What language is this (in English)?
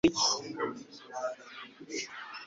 Kinyarwanda